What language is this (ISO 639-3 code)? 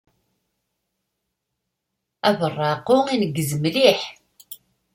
kab